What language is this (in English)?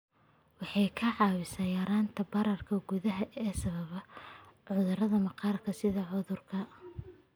Somali